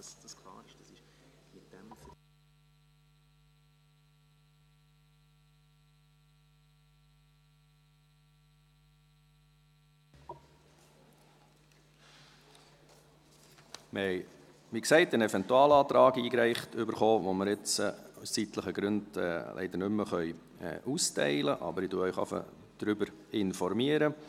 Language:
Swiss German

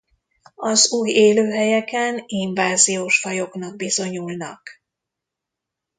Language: Hungarian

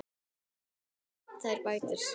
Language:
Icelandic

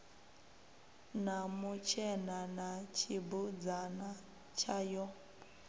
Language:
Venda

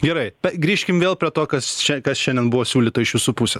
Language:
Lithuanian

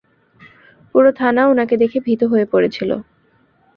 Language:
Bangla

